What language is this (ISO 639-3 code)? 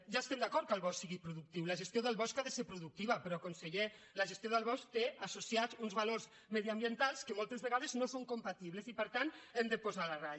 cat